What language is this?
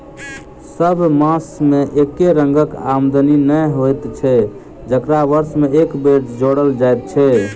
Maithili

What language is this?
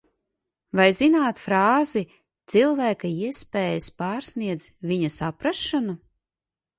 Latvian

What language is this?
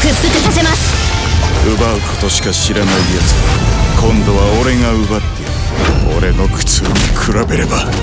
Japanese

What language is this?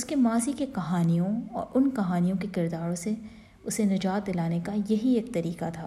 Urdu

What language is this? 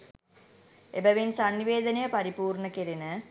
Sinhala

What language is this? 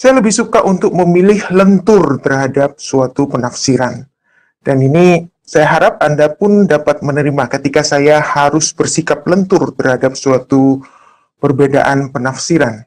Indonesian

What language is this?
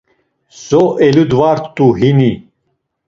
Laz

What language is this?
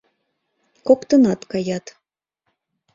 Mari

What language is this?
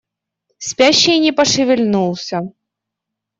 Russian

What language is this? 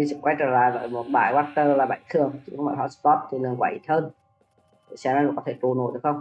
Vietnamese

